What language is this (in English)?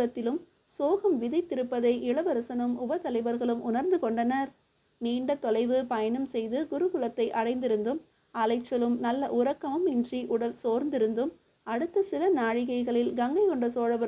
Tamil